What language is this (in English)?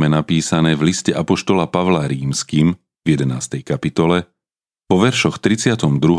Slovak